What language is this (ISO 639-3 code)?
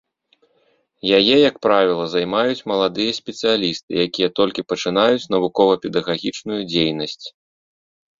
bel